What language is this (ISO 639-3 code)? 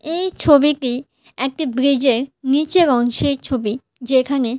ben